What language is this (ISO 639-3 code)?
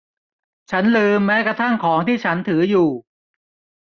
tha